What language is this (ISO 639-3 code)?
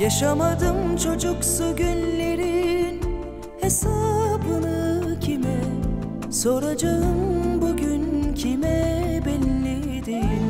tur